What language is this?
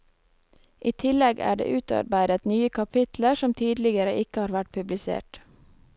Norwegian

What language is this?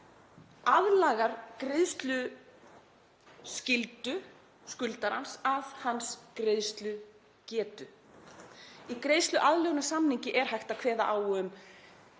Icelandic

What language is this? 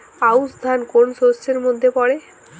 Bangla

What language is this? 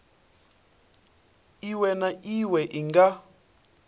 Venda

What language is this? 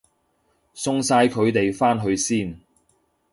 Cantonese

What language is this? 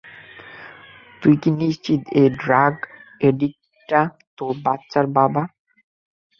Bangla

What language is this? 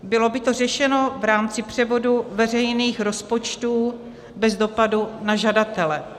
Czech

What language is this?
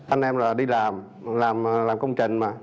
Vietnamese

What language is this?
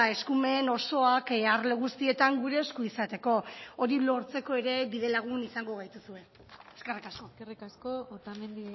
Basque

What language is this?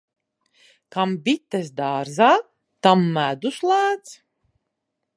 Latvian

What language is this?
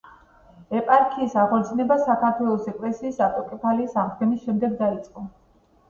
Georgian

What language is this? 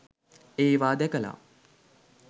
Sinhala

